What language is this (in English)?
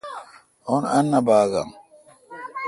Kalkoti